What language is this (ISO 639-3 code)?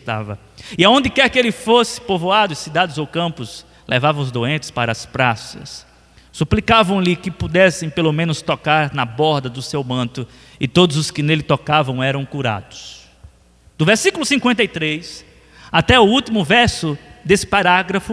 por